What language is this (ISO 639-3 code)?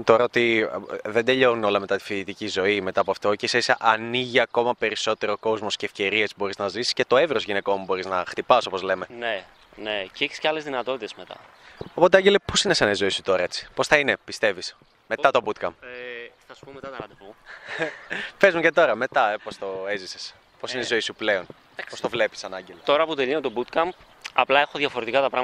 ell